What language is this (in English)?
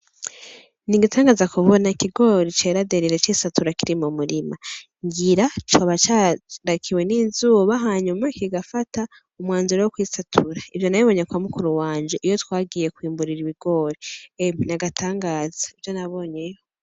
Rundi